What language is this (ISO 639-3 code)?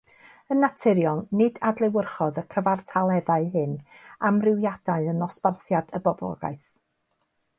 cym